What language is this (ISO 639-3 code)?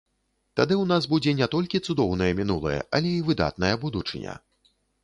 bel